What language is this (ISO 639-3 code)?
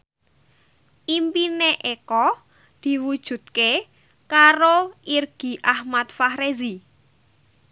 jav